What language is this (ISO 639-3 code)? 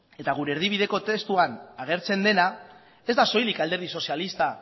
eus